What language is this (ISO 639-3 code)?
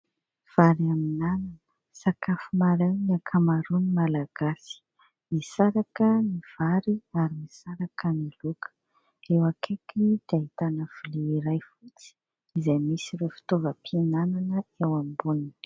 mlg